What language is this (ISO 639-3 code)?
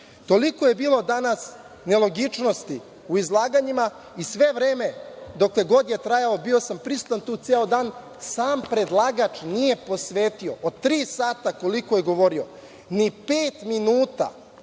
srp